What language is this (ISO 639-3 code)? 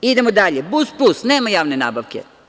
srp